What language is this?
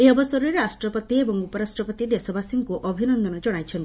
Odia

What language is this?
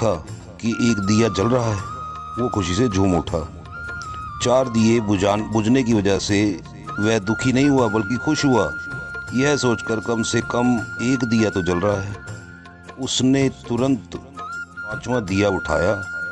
Hindi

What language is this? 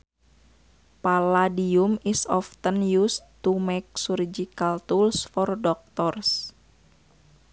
Sundanese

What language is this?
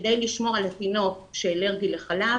Hebrew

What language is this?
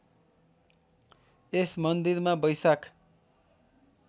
Nepali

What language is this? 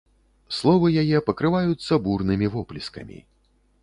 Belarusian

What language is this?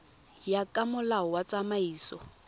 Tswana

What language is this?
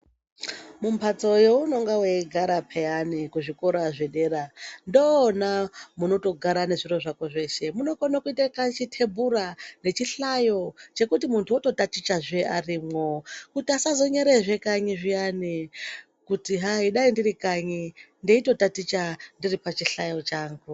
Ndau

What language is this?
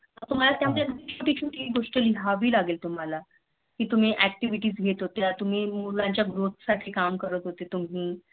Marathi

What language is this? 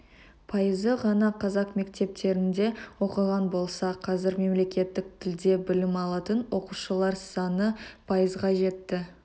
Kazakh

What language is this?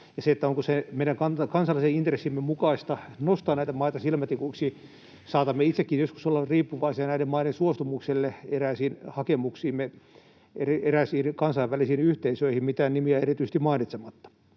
Finnish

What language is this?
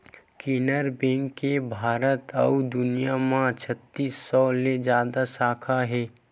Chhattisgarhi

